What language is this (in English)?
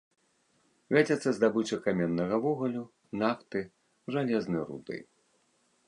Belarusian